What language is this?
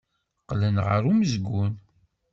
Kabyle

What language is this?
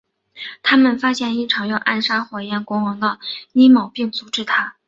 Chinese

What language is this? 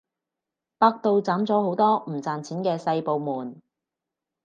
Cantonese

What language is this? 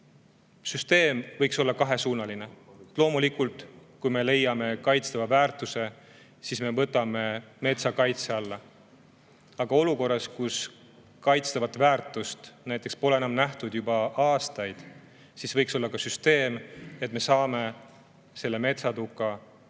Estonian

